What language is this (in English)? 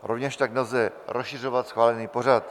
Czech